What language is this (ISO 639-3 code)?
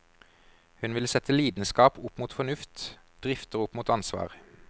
nor